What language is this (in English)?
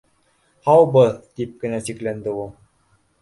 Bashkir